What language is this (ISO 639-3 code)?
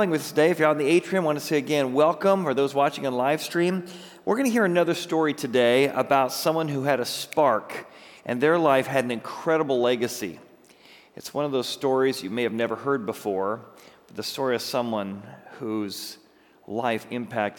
eng